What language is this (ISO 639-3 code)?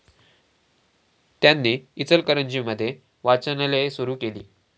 mar